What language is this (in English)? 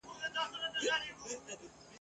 Pashto